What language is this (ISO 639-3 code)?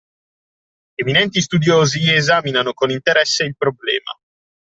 ita